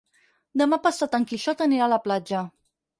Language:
Catalan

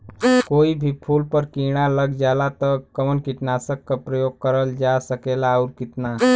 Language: Bhojpuri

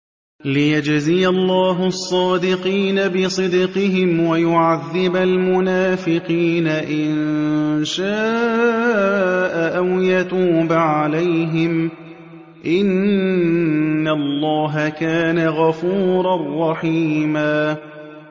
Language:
Arabic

